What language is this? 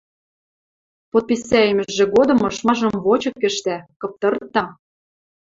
Western Mari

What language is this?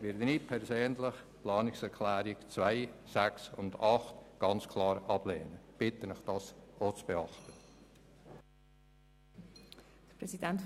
Swiss German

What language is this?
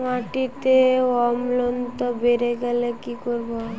Bangla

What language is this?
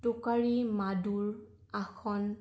Assamese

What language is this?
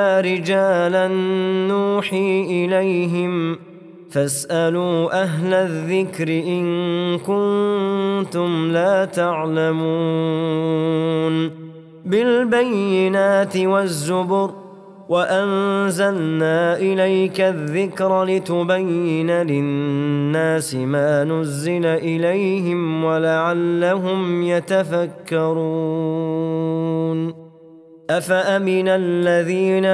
Arabic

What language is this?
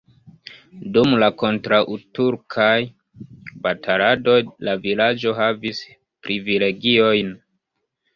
Esperanto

